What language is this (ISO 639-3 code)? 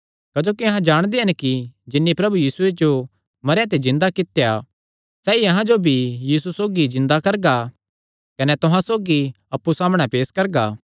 xnr